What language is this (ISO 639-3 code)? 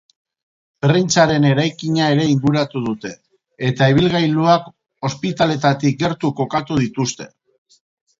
eus